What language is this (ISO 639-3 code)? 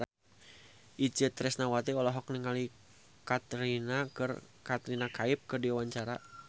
sun